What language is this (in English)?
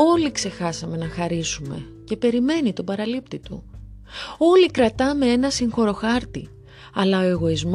Greek